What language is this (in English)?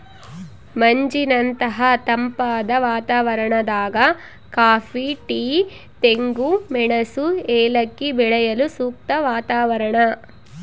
Kannada